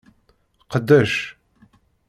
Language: Kabyle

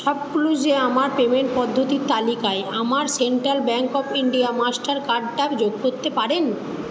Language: Bangla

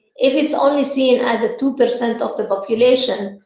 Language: English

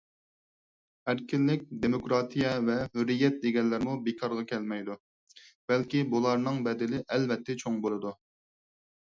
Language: Uyghur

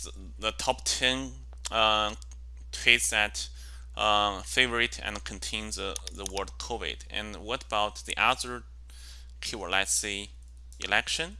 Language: English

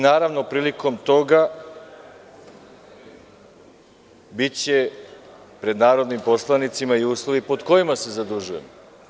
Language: Serbian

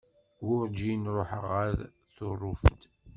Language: Kabyle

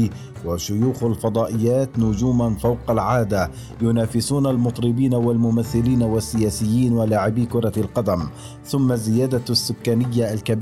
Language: Arabic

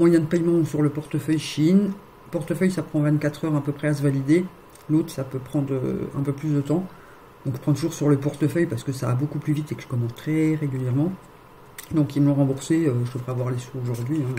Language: French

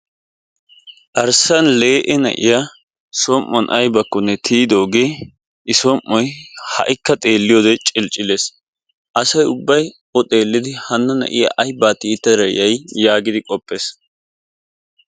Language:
Wolaytta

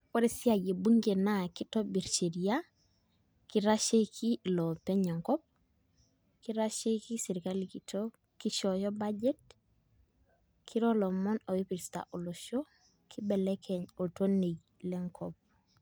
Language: Masai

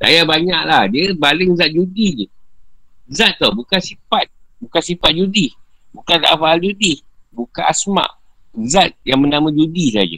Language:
Malay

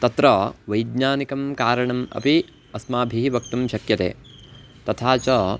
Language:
Sanskrit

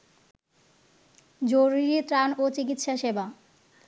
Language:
Bangla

